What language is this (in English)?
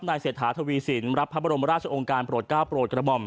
Thai